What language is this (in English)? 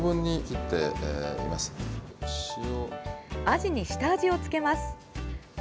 Japanese